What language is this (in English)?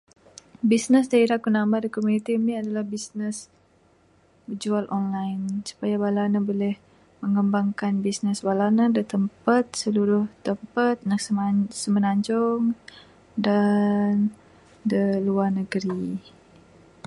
Bukar-Sadung Bidayuh